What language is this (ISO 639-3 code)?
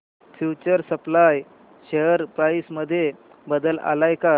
mar